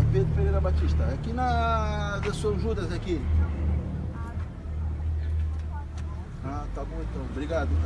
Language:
Portuguese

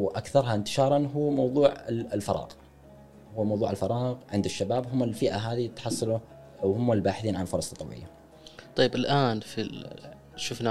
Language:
Arabic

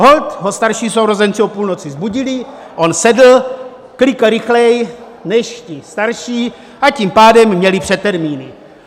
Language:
Czech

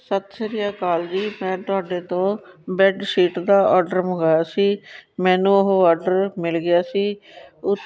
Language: Punjabi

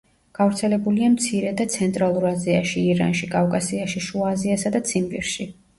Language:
Georgian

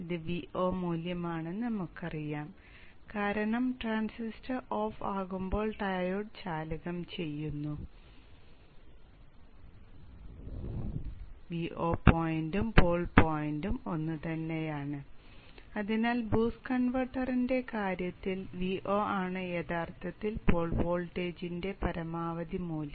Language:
Malayalam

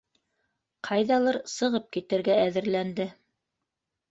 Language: Bashkir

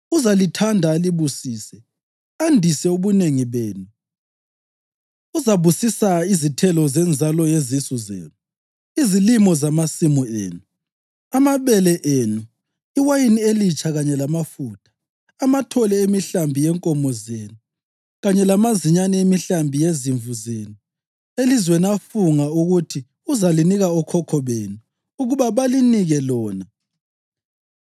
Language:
North Ndebele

